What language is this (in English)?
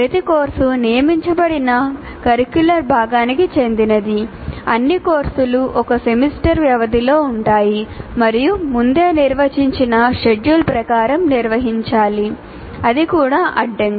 Telugu